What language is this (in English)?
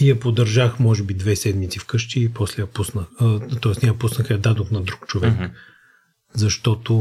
Bulgarian